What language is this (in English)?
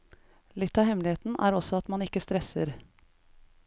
Norwegian